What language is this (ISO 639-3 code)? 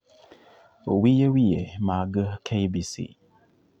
luo